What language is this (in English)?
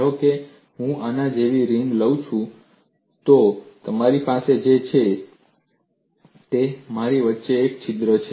Gujarati